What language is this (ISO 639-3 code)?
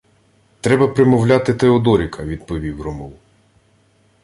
ukr